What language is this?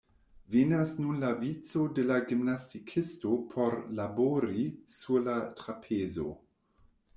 Esperanto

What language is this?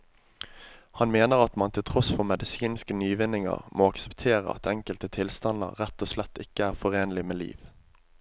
Norwegian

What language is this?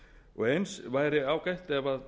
Icelandic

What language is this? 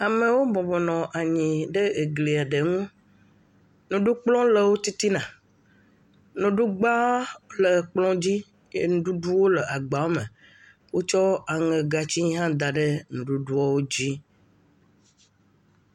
Ewe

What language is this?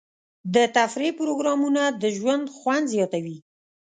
Pashto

